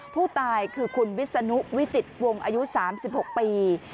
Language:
Thai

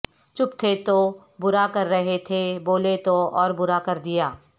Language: Urdu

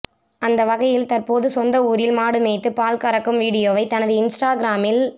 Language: Tamil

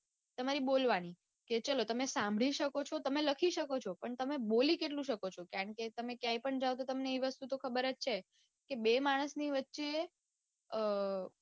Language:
Gujarati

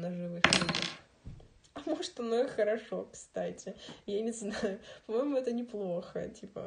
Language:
Russian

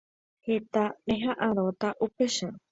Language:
Guarani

